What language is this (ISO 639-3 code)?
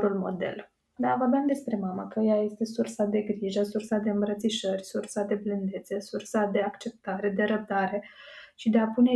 ron